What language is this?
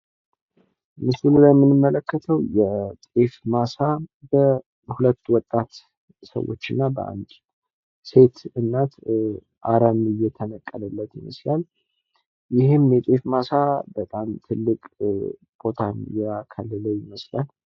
Amharic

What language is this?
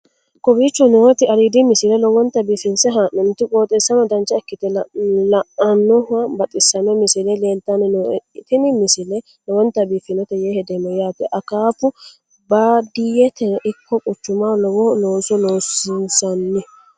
Sidamo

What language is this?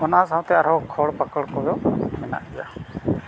Santali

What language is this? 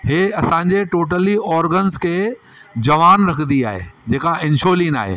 Sindhi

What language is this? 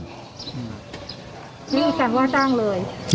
Thai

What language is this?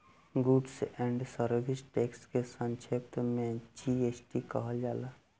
Bhojpuri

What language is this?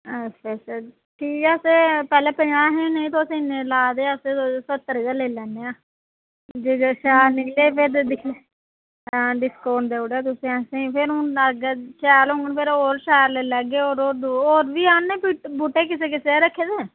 Dogri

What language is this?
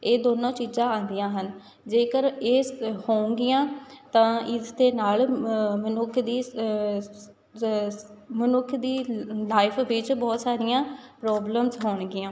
Punjabi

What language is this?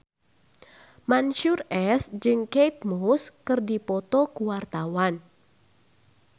Sundanese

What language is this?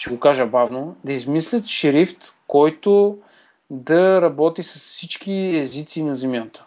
Bulgarian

